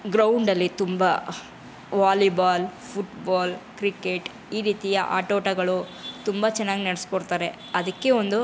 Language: Kannada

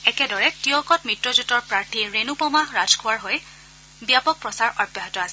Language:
Assamese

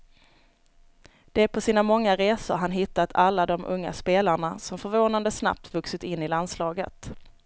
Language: Swedish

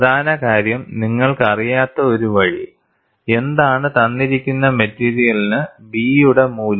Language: Malayalam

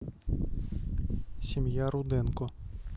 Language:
Russian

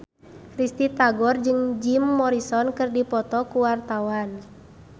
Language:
Sundanese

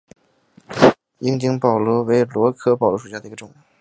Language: Chinese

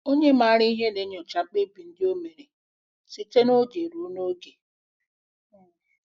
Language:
Igbo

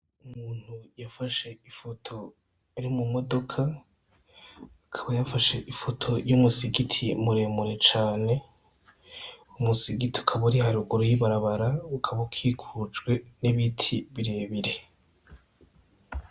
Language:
Rundi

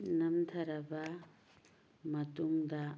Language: Manipuri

